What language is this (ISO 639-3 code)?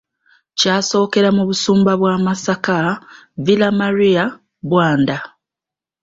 lug